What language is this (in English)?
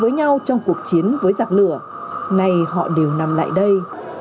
Vietnamese